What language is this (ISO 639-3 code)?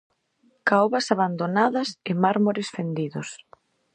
glg